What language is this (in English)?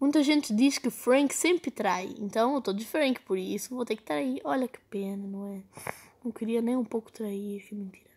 Portuguese